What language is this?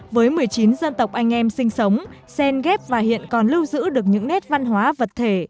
Vietnamese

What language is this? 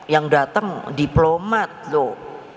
Indonesian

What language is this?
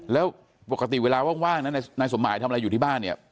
Thai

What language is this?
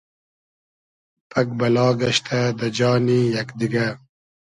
Hazaragi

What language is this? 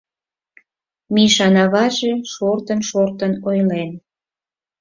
Mari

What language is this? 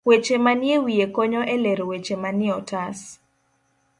Luo (Kenya and Tanzania)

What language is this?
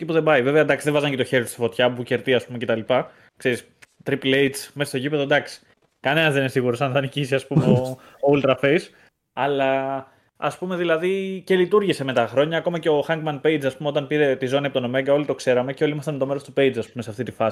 Greek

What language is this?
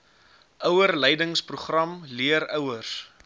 Afrikaans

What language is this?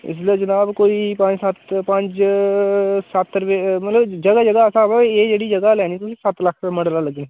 Dogri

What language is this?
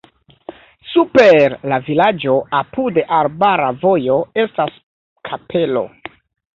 Esperanto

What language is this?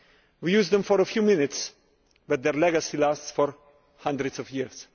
English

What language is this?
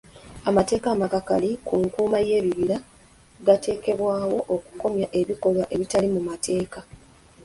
Ganda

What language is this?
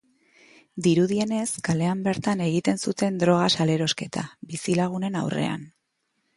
Basque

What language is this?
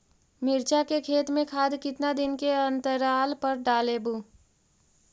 Magahi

